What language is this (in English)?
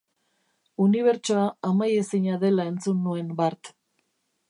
Basque